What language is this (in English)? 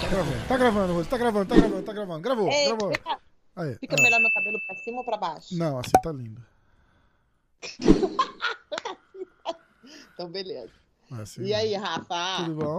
Portuguese